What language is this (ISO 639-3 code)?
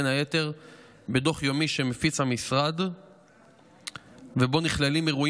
heb